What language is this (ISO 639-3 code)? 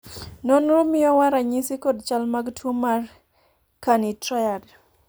luo